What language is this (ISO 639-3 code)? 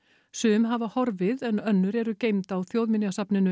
isl